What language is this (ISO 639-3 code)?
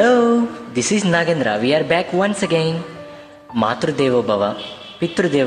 tel